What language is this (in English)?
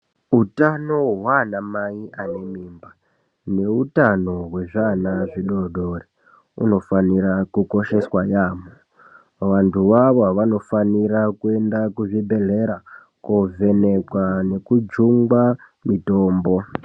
Ndau